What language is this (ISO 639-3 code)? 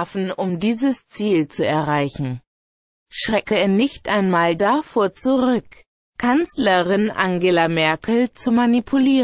deu